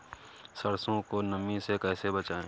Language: Hindi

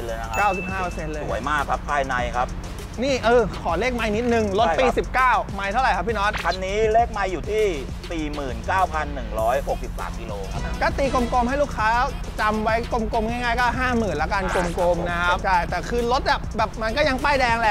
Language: Thai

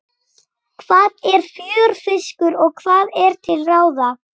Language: Icelandic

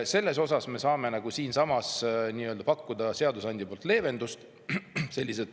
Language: Estonian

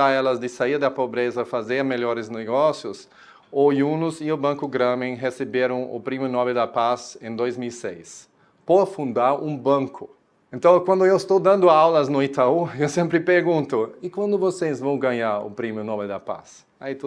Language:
Portuguese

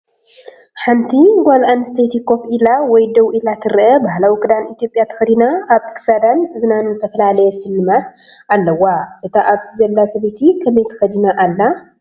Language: Tigrinya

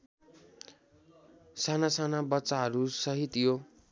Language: Nepali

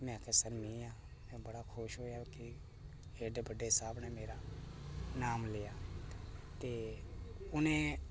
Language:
Dogri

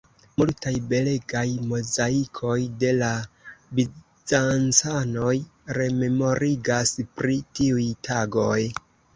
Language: Esperanto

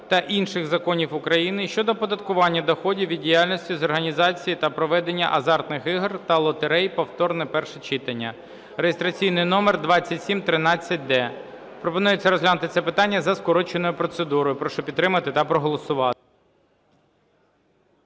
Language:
Ukrainian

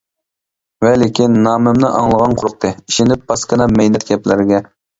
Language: Uyghur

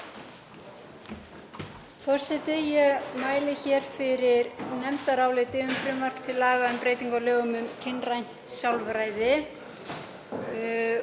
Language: Icelandic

